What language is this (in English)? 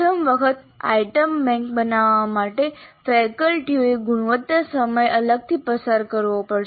Gujarati